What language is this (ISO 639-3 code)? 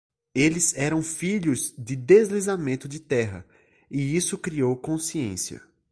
por